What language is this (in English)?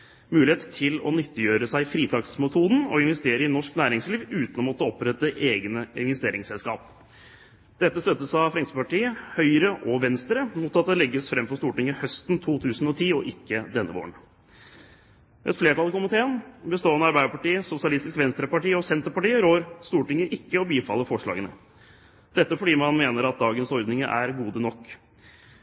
Norwegian Bokmål